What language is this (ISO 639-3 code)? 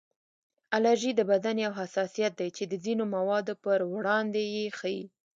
pus